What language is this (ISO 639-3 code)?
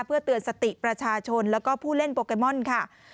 tha